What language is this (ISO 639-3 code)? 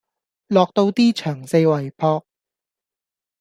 yue